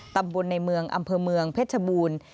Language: Thai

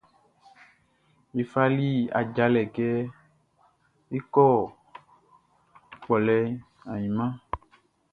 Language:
Baoulé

